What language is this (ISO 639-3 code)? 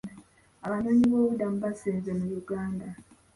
lug